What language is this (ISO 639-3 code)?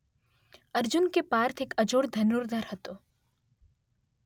guj